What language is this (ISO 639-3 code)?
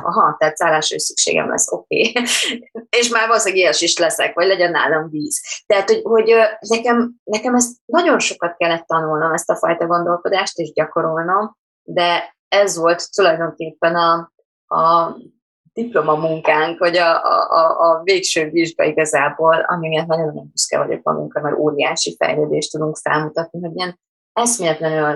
hun